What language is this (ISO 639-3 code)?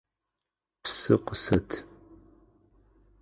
ady